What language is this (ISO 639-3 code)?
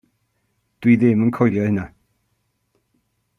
cym